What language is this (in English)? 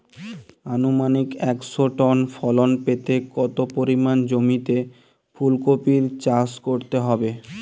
Bangla